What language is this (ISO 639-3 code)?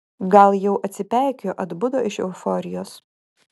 lit